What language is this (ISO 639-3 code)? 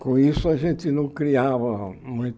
por